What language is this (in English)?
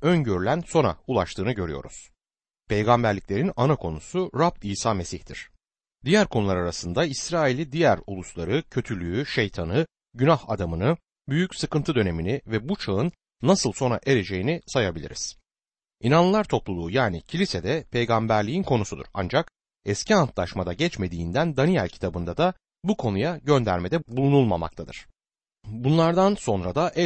Turkish